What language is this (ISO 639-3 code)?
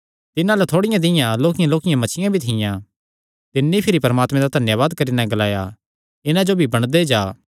xnr